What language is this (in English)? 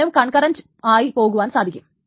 Malayalam